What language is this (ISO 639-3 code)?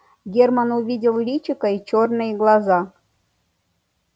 rus